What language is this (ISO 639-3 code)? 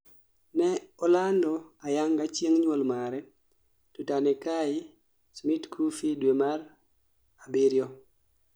luo